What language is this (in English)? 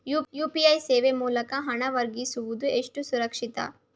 Kannada